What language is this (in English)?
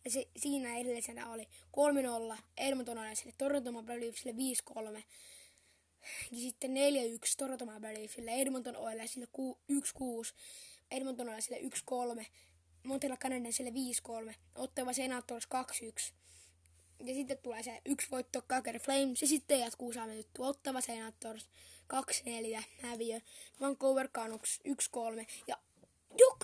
Finnish